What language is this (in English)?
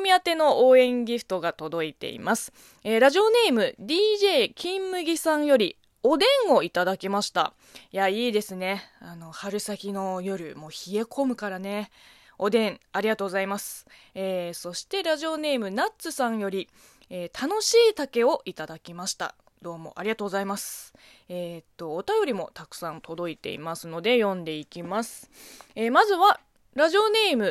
Japanese